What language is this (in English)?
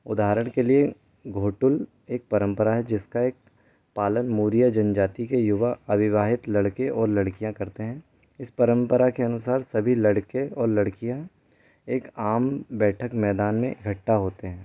Hindi